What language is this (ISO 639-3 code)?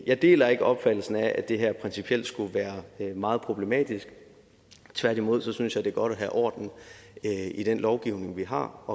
dan